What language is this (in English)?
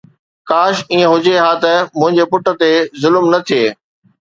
Sindhi